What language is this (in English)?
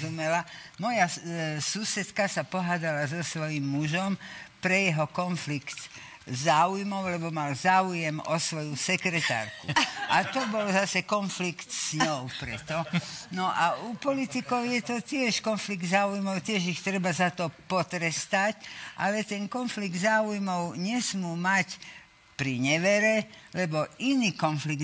Slovak